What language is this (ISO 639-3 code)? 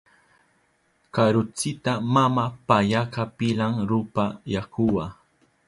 qup